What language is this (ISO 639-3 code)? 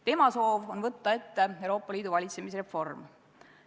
est